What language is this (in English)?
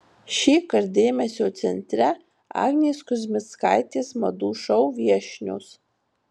Lithuanian